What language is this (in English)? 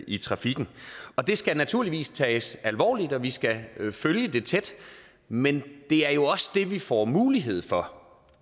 Danish